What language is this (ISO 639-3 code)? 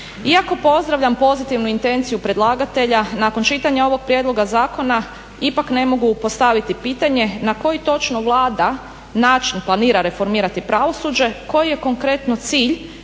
hrv